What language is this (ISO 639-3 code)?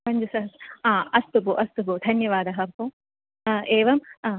san